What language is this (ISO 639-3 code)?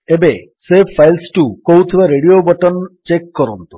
ori